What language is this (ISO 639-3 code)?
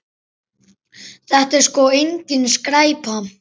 isl